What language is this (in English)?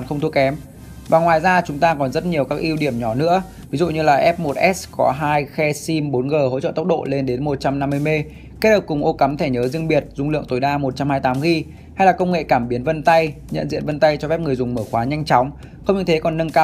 Vietnamese